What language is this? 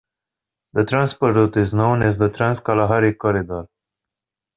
English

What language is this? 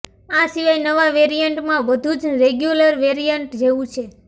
Gujarati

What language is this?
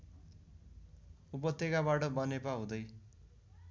Nepali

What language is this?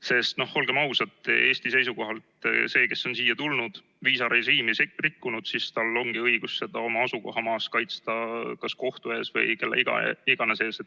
Estonian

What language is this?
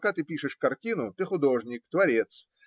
Russian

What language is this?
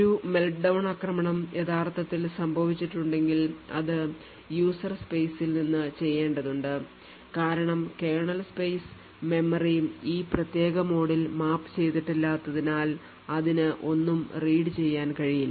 Malayalam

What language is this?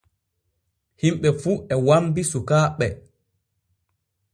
Borgu Fulfulde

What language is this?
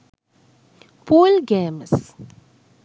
Sinhala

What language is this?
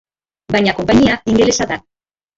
Basque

